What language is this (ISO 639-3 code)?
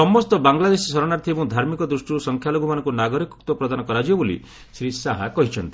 ori